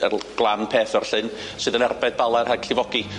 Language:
Welsh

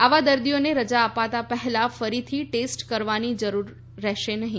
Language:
Gujarati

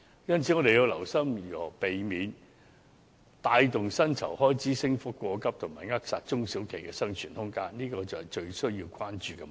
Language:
Cantonese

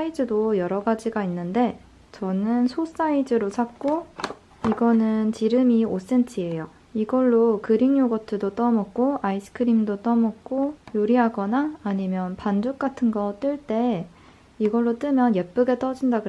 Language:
Korean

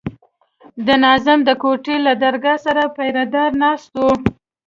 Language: Pashto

